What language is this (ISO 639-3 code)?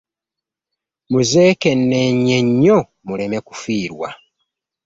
lug